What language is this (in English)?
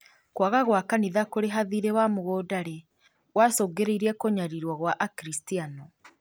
Kikuyu